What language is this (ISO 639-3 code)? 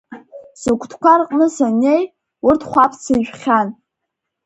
abk